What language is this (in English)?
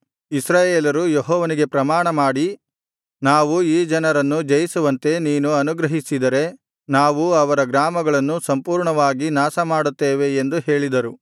Kannada